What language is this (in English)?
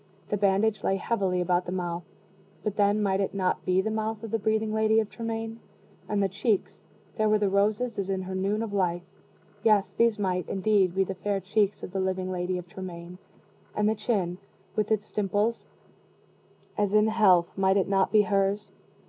English